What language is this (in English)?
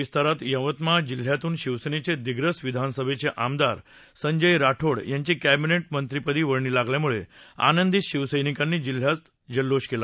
Marathi